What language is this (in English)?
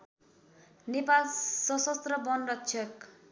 Nepali